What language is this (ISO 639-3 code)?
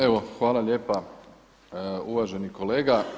hrv